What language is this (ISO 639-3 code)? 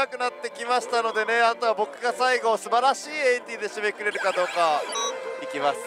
jpn